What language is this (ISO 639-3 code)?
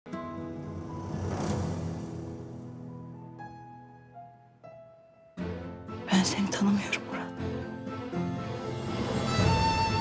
tur